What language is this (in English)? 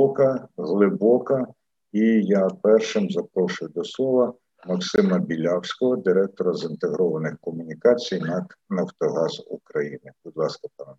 Ukrainian